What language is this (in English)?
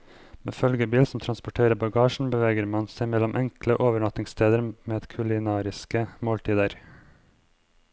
Norwegian